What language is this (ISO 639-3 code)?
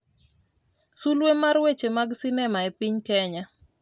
luo